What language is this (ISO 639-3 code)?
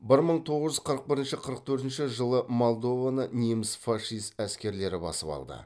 kaz